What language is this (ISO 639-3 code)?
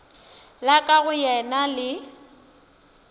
nso